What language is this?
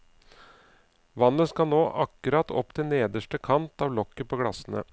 Norwegian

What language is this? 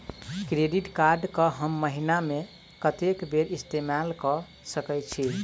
Maithili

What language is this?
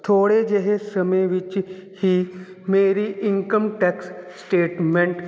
Punjabi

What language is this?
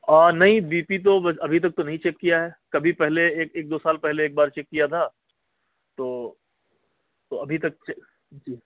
Urdu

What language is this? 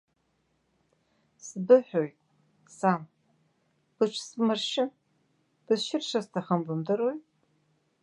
Abkhazian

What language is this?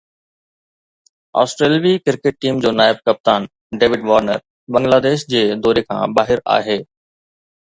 Sindhi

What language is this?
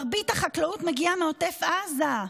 Hebrew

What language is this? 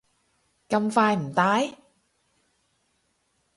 Cantonese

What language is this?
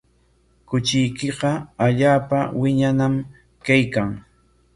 Corongo Ancash Quechua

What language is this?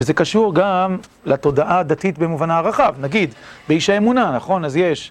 Hebrew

